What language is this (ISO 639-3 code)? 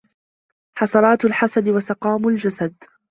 ara